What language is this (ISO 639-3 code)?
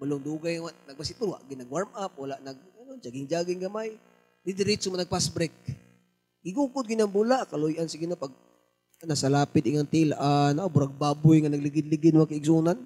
fil